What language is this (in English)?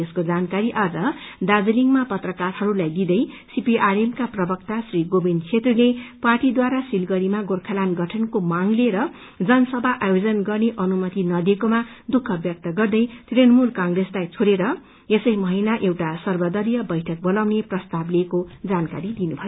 Nepali